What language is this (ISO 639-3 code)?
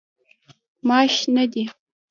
pus